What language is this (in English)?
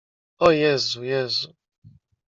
Polish